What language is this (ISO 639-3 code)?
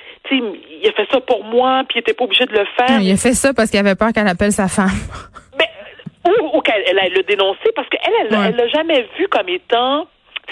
fra